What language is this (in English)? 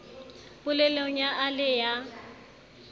Southern Sotho